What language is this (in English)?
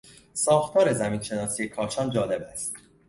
Persian